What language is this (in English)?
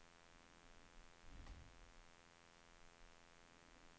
Swedish